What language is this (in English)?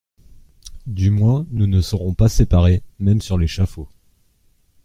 French